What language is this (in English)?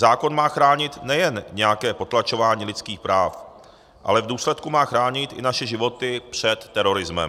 Czech